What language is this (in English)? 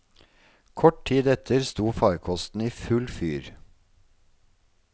Norwegian